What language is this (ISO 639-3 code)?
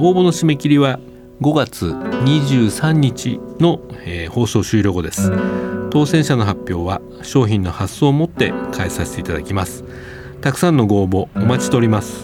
jpn